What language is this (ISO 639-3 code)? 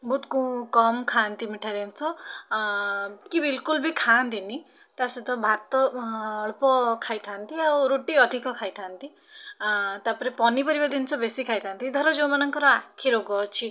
ori